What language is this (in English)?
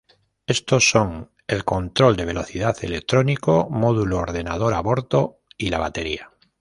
Spanish